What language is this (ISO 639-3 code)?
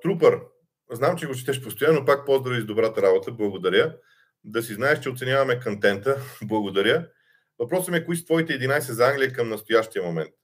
bul